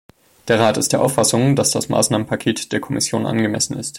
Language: German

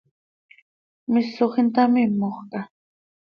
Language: Seri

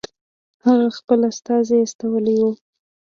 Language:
Pashto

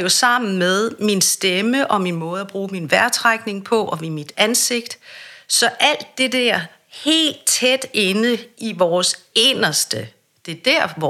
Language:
Danish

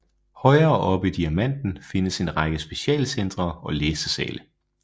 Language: Danish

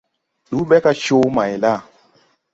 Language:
Tupuri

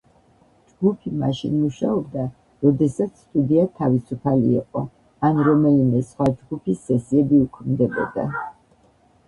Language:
Georgian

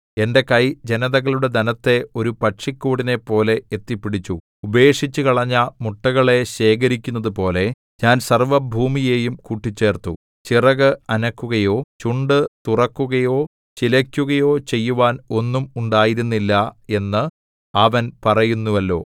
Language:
Malayalam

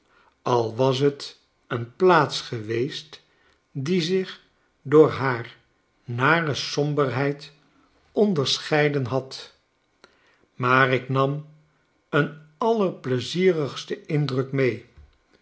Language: Dutch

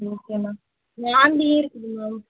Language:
Tamil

